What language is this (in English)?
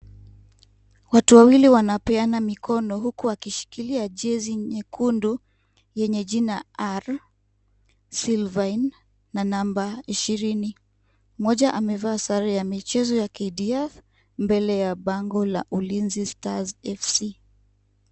Swahili